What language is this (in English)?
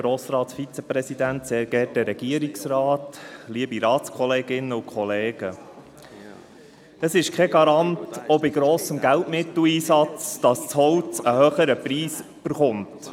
Swiss German